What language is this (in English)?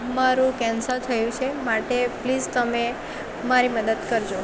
Gujarati